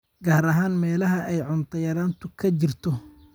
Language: Somali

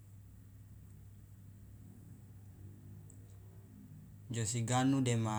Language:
Loloda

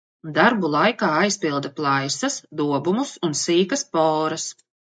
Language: Latvian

